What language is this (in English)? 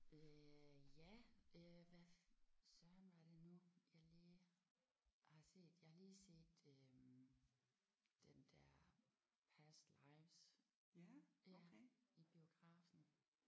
Danish